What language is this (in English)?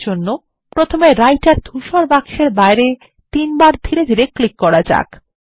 Bangla